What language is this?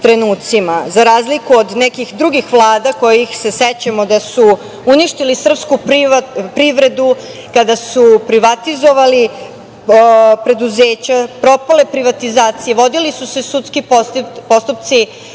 Serbian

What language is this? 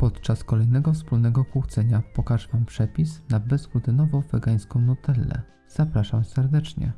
Polish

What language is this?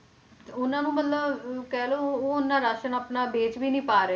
Punjabi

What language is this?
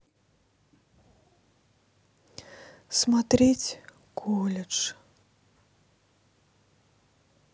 Russian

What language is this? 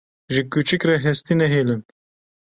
Kurdish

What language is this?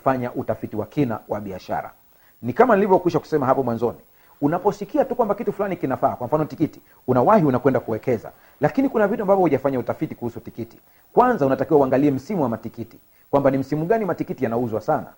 Swahili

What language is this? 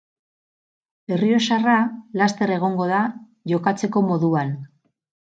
Basque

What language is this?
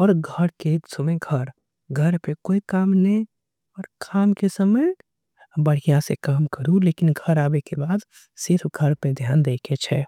Angika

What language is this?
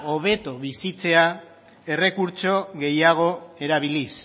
Basque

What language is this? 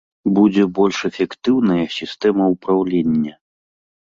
Belarusian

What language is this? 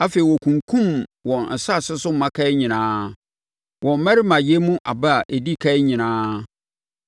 Akan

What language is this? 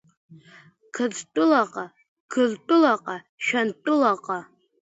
Abkhazian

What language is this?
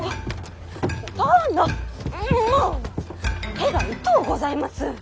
Japanese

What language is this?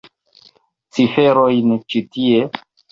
Esperanto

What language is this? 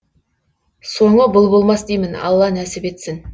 Kazakh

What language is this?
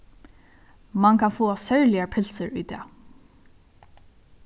Faroese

